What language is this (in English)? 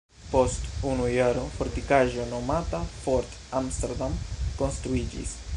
Esperanto